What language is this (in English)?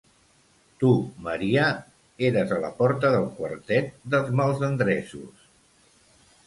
Catalan